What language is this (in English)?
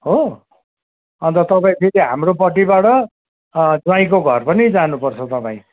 Nepali